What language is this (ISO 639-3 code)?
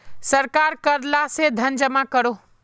mag